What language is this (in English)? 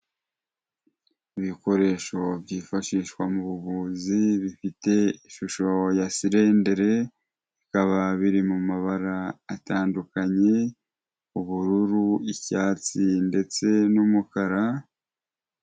Kinyarwanda